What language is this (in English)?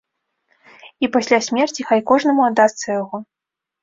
Belarusian